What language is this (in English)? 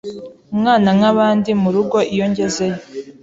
Kinyarwanda